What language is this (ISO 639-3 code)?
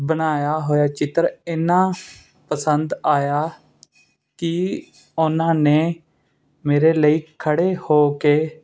pan